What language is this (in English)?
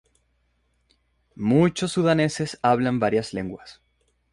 Spanish